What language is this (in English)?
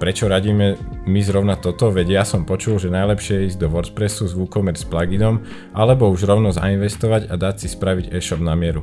Slovak